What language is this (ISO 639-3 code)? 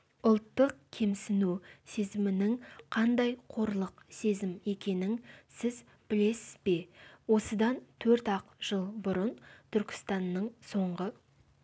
kaz